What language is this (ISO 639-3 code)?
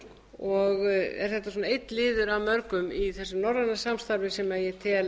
isl